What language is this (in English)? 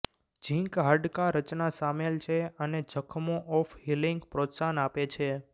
Gujarati